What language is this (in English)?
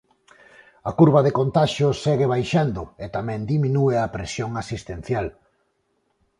Galician